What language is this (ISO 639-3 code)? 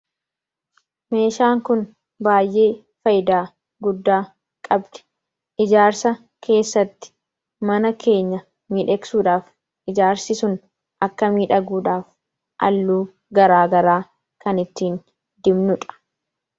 orm